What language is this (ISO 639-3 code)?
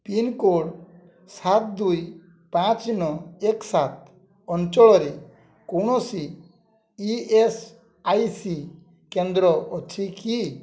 ori